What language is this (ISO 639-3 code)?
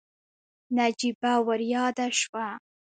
pus